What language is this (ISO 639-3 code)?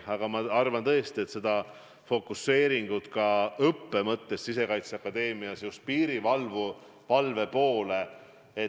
est